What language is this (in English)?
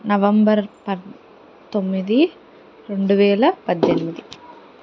Telugu